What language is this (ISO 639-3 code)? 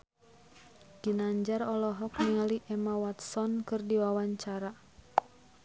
sun